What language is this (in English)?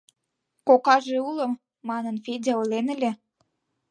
Mari